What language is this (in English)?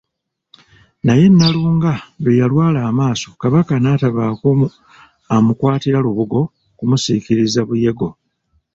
Ganda